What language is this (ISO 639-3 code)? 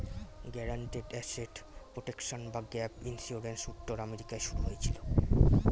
ben